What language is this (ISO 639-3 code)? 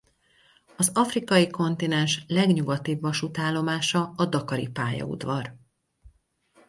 hun